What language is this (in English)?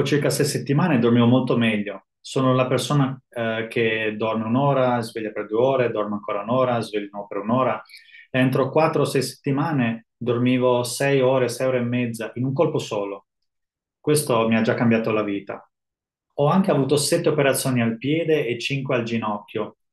Italian